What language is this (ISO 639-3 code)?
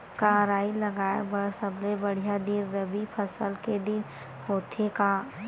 hne